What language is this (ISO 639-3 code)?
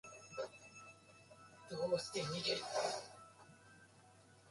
jpn